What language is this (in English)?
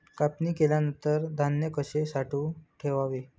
Marathi